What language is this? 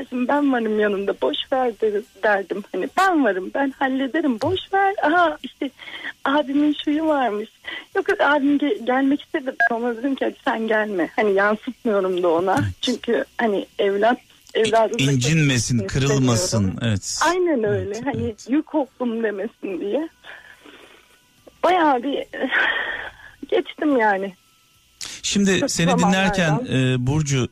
Turkish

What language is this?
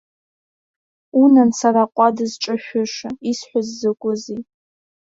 Abkhazian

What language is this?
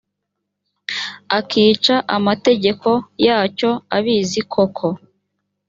Kinyarwanda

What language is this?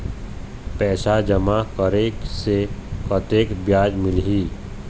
Chhattisgarhi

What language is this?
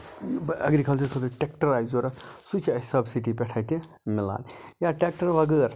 Kashmiri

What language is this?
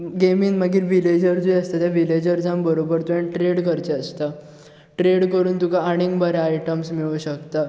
Konkani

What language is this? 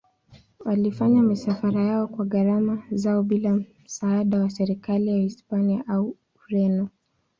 Swahili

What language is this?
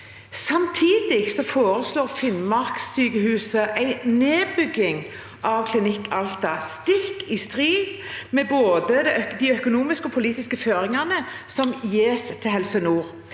Norwegian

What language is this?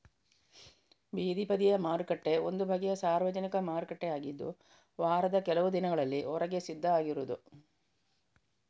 Kannada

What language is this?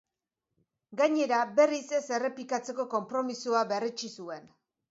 Basque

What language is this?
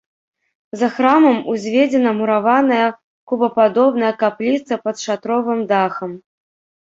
Belarusian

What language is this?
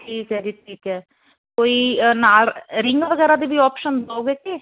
Punjabi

